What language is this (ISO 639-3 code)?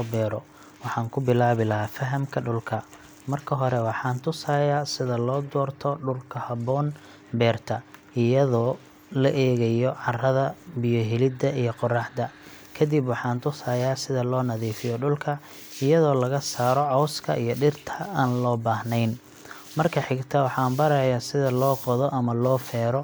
som